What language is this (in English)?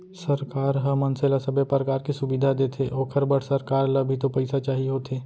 Chhattisgarhi